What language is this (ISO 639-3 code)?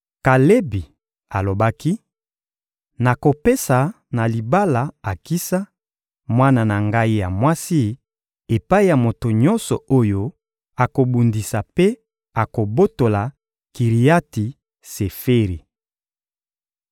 lin